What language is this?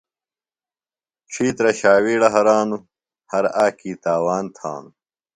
Phalura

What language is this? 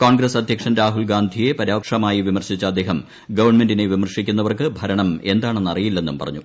Malayalam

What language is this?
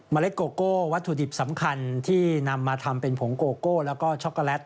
Thai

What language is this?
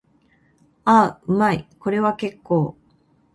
Japanese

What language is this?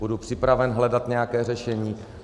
Czech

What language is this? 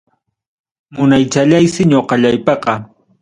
Ayacucho Quechua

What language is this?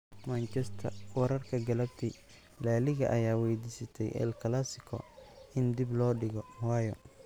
Somali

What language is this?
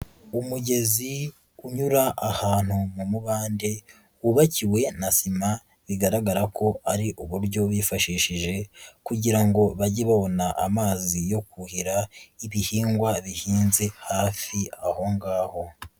Kinyarwanda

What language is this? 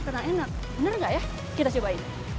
Indonesian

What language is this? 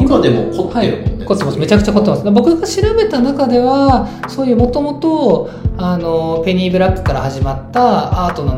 Japanese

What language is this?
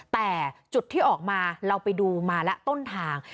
Thai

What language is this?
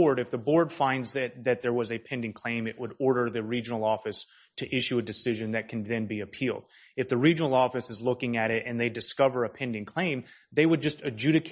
English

